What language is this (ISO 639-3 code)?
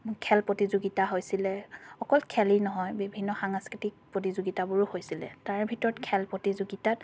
asm